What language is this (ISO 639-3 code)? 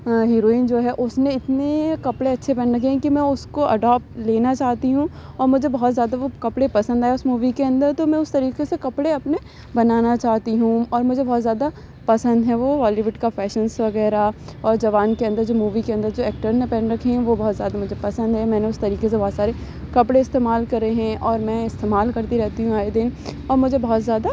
urd